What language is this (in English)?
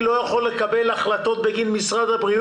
Hebrew